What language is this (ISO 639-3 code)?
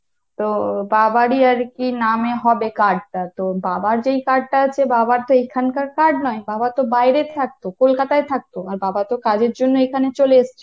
ben